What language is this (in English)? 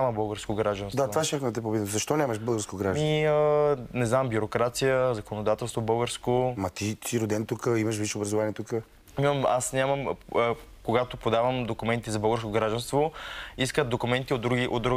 Bulgarian